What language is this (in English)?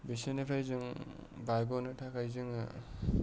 Bodo